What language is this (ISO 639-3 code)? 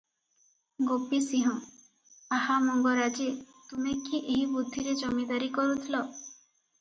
ori